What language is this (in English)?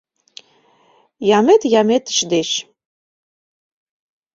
Mari